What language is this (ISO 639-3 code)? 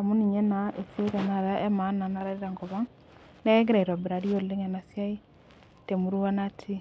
mas